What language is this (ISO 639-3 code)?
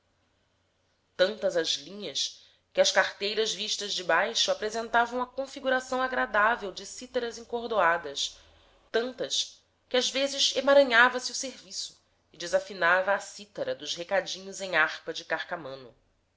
por